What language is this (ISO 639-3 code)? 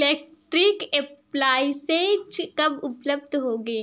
hin